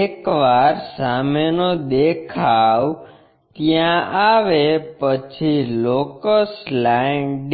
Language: Gujarati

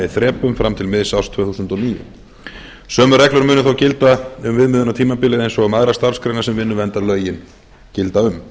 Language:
Icelandic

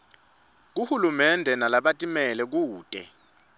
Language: Swati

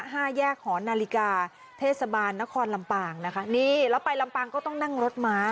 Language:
Thai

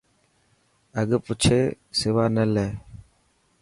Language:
Dhatki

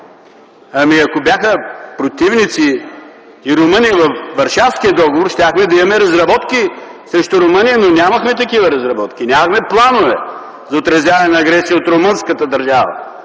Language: Bulgarian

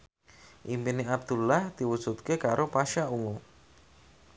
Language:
Javanese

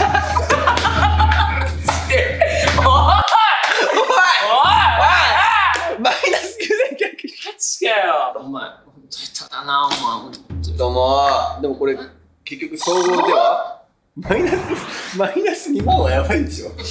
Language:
Japanese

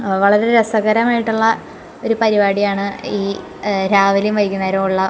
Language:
Malayalam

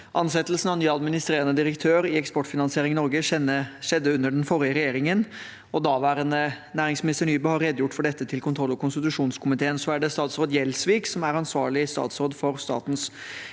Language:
Norwegian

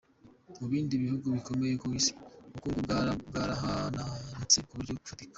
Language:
Kinyarwanda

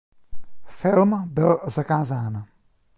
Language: Czech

